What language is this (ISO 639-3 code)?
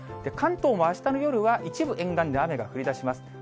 jpn